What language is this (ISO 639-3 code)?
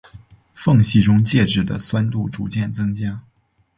zho